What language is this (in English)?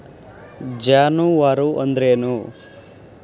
Kannada